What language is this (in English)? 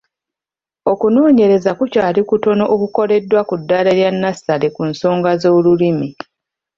Ganda